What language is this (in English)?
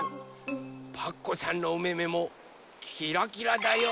Japanese